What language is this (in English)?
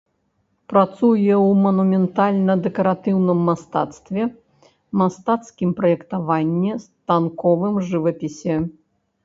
Belarusian